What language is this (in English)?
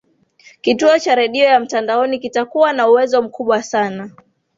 Swahili